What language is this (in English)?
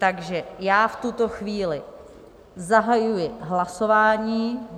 Czech